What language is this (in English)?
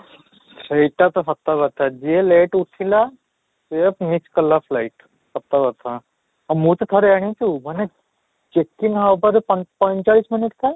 Odia